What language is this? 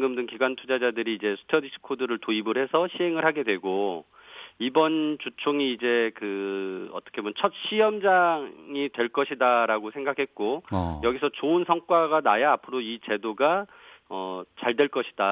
Korean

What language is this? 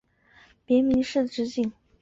Chinese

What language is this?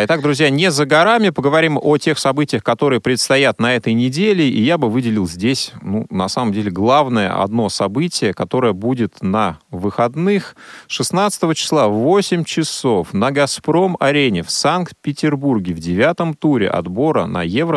Russian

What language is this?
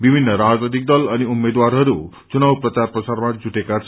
Nepali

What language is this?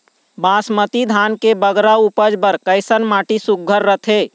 Chhattisgarhi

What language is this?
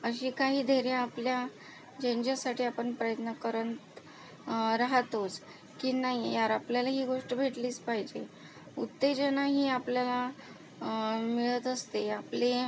Marathi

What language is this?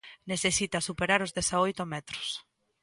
Galician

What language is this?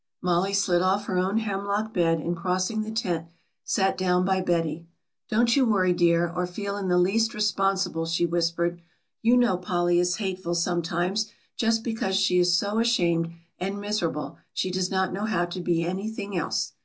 English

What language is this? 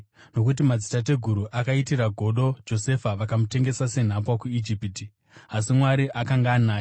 Shona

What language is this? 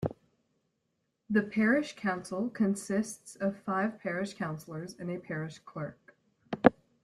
English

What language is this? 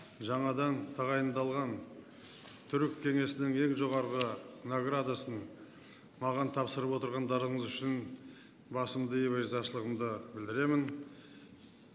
Kazakh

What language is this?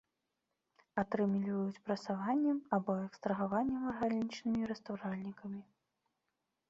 Belarusian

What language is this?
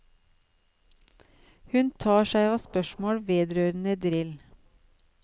Norwegian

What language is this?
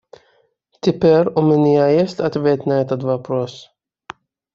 Russian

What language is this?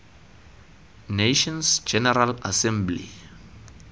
Tswana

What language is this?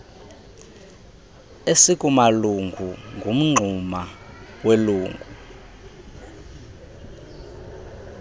Xhosa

